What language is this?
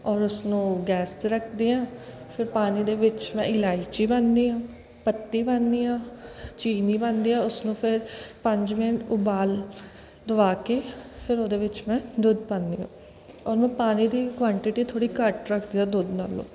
Punjabi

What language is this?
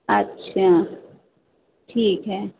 Urdu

